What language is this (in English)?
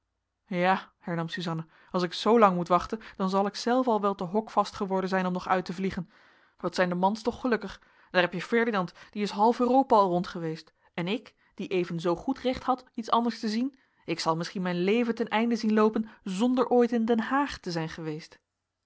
Dutch